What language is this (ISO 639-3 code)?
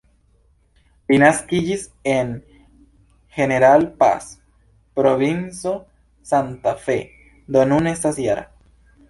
epo